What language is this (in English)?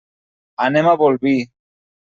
Catalan